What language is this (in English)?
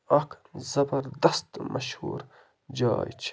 Kashmiri